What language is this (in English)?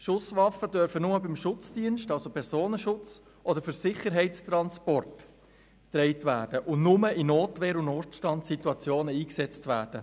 Swiss German